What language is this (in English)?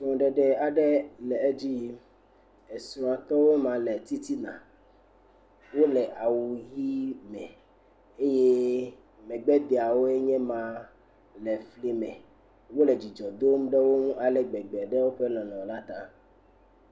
Ewe